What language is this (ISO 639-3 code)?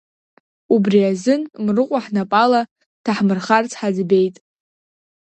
abk